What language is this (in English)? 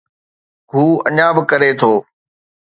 Sindhi